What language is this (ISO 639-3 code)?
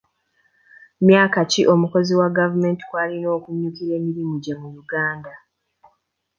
lug